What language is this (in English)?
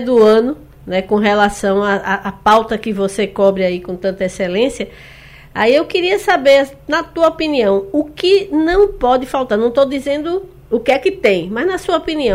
Portuguese